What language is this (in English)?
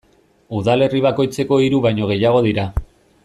Basque